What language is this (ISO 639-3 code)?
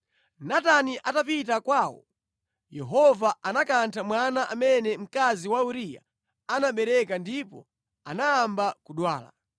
nya